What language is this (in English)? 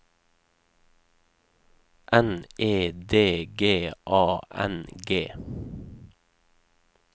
Norwegian